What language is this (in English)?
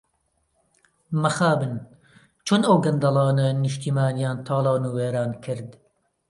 Central Kurdish